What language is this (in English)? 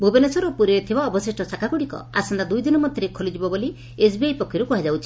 Odia